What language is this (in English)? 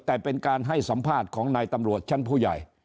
Thai